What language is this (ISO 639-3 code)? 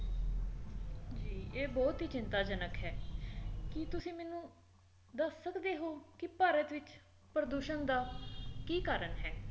pan